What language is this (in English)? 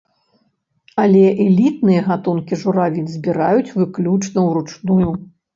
Belarusian